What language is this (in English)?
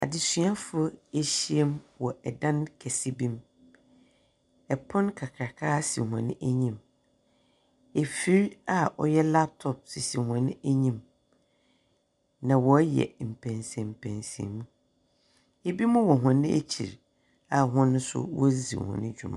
Akan